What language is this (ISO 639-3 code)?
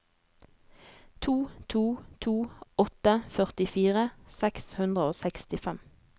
nor